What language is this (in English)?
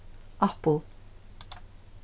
Faroese